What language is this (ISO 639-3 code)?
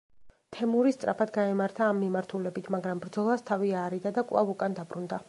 kat